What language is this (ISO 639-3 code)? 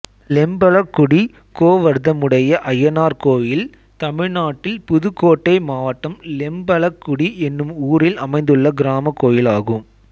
tam